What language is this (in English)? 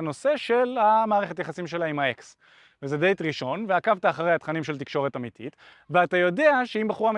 Hebrew